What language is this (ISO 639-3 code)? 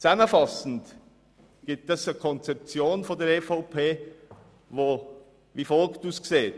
gsw